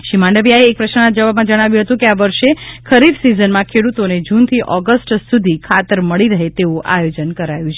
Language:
Gujarati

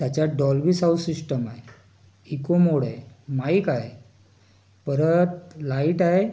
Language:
Marathi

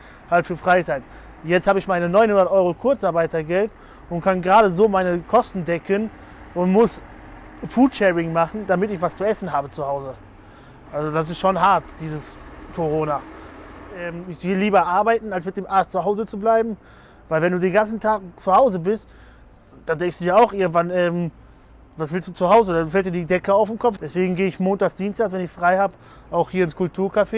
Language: German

